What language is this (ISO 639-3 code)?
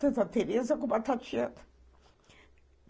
por